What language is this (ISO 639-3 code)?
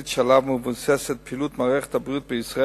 heb